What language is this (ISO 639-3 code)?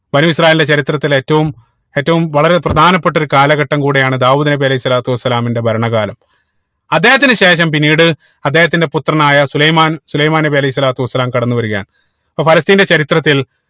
mal